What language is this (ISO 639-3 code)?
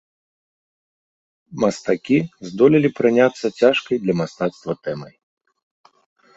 bel